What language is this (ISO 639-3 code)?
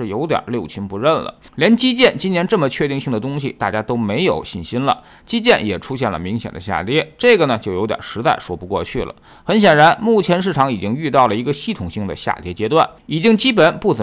zho